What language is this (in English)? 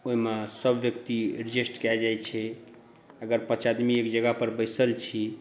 Maithili